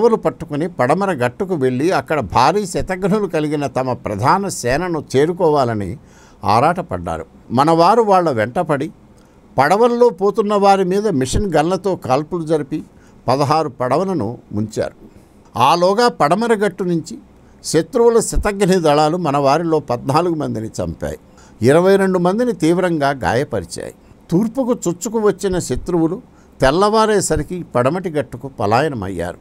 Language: Telugu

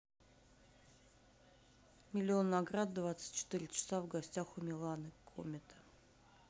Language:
Russian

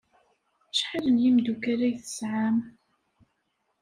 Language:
Kabyle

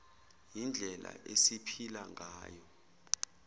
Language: Zulu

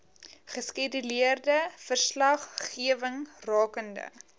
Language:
Afrikaans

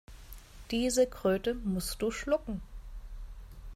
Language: German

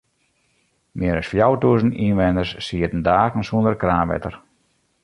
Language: Western Frisian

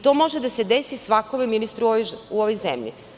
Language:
Serbian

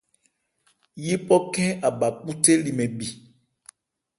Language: Ebrié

